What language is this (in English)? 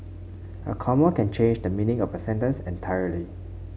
English